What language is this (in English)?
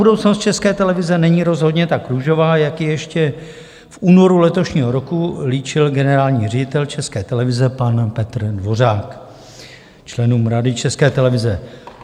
Czech